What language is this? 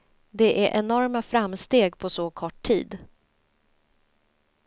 Swedish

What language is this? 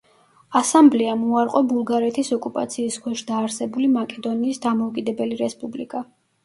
Georgian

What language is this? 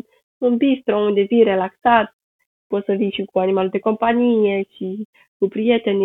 Romanian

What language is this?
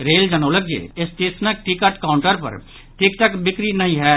Maithili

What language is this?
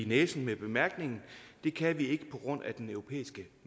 Danish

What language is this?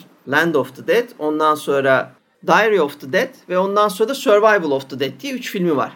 Turkish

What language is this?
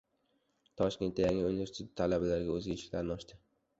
Uzbek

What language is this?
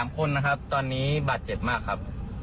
Thai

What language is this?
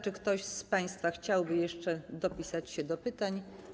Polish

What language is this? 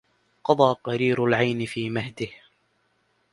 Arabic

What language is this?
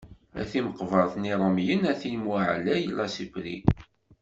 Kabyle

